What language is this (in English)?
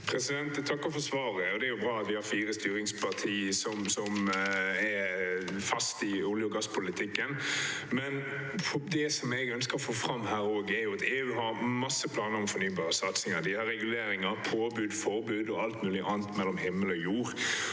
Norwegian